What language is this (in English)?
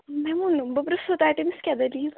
Kashmiri